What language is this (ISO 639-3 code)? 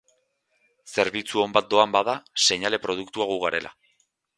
eus